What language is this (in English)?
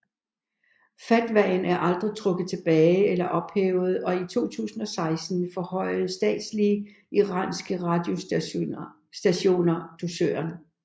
Danish